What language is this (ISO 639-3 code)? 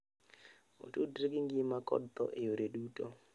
luo